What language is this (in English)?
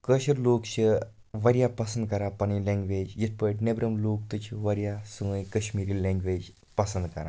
Kashmiri